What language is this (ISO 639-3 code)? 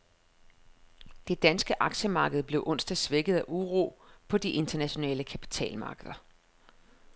dan